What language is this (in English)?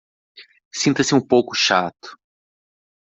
Portuguese